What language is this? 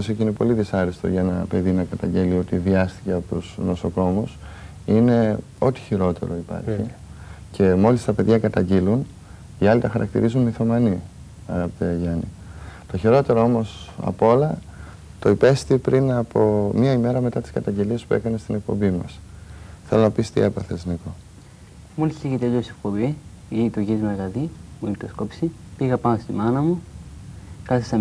Greek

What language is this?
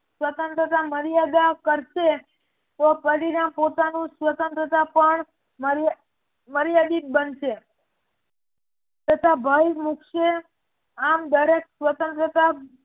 Gujarati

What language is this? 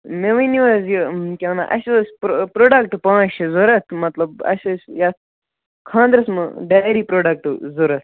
Kashmiri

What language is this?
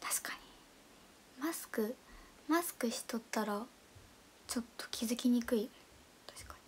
Japanese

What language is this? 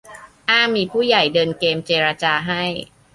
Thai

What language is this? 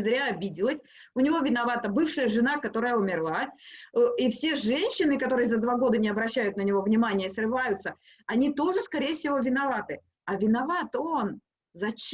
Russian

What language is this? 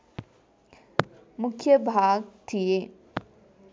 Nepali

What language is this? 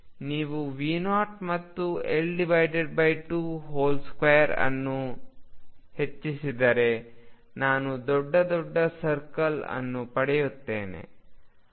Kannada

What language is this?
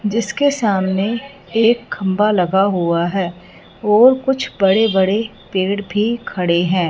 Hindi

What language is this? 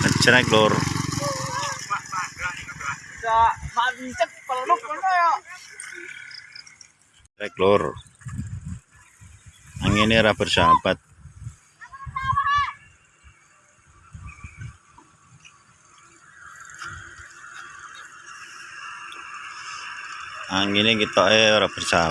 Indonesian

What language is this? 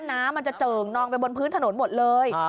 Thai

